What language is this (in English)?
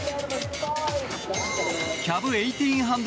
Japanese